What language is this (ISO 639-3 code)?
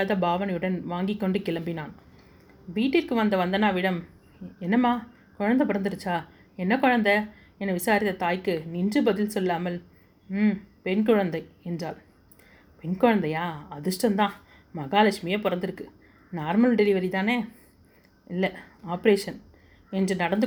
tam